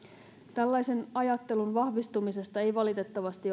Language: Finnish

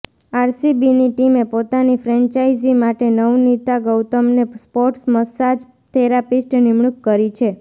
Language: Gujarati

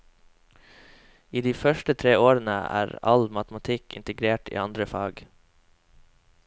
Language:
Norwegian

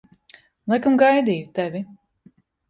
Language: Latvian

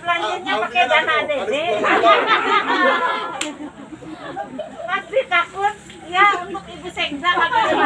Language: Indonesian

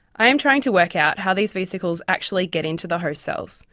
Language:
English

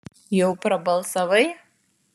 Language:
Lithuanian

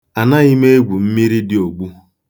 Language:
Igbo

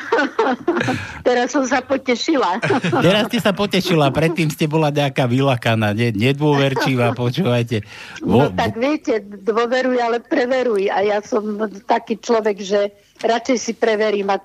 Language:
Slovak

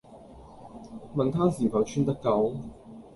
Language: Cantonese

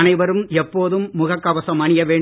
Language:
Tamil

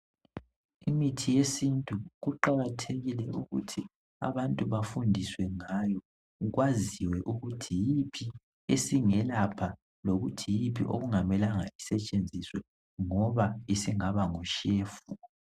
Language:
North Ndebele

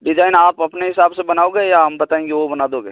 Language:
Hindi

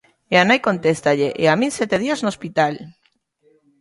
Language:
Galician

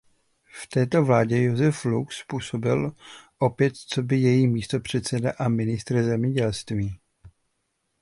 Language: Czech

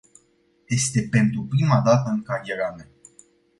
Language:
Romanian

